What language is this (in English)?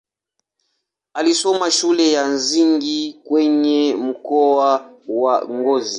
Swahili